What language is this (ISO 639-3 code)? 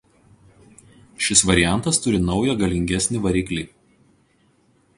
lit